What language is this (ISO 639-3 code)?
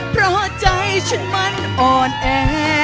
tha